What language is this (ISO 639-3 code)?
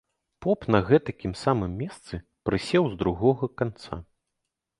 bel